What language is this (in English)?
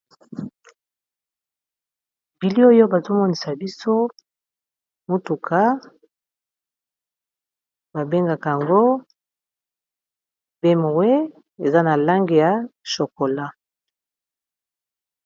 Lingala